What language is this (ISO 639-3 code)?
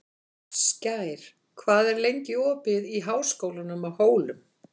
isl